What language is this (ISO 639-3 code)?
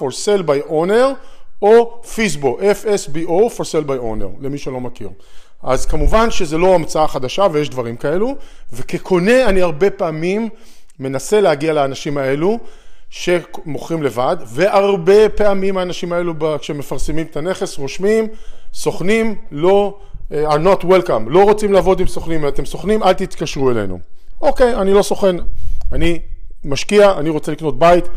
heb